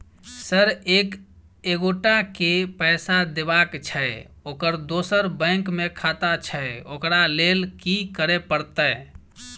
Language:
Maithili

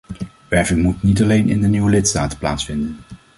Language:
Dutch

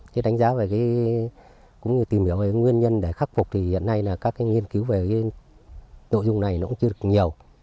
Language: Vietnamese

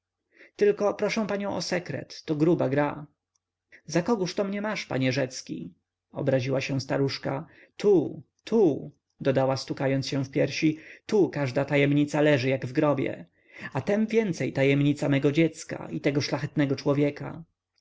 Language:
Polish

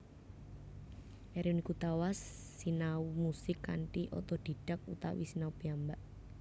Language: Javanese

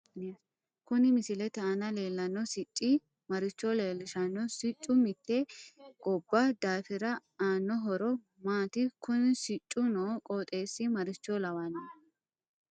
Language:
Sidamo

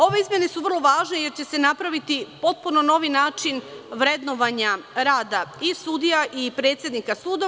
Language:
Serbian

